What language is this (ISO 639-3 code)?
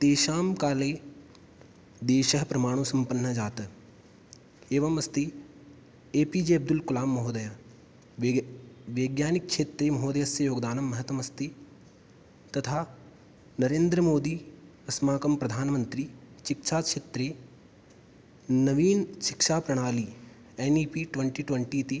san